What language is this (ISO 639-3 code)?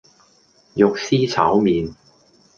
yue